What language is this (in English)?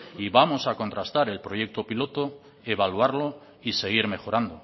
Spanish